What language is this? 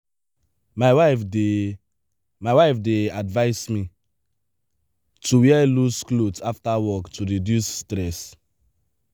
Nigerian Pidgin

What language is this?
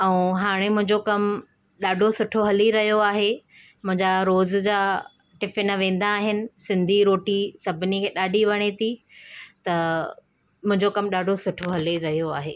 Sindhi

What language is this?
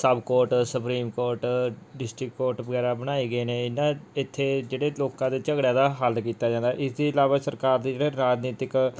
Punjabi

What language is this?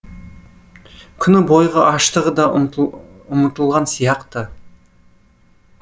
Kazakh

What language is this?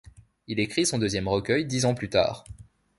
French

